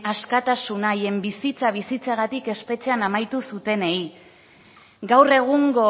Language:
Basque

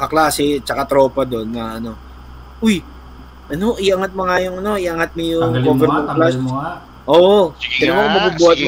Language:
Filipino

